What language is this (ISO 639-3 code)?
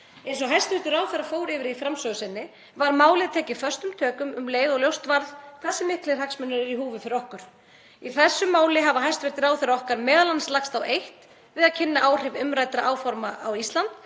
isl